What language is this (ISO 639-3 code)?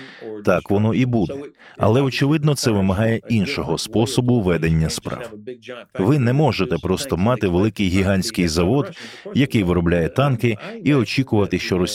ukr